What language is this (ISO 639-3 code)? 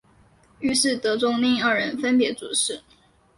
zho